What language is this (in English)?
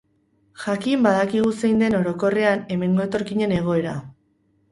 Basque